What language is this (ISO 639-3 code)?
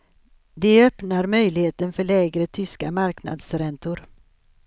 swe